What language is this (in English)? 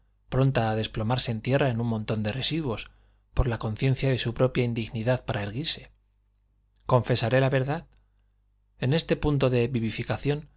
Spanish